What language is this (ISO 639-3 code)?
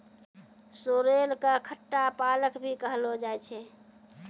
mai